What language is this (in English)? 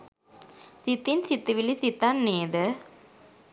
Sinhala